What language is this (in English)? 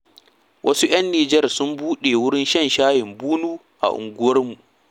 Hausa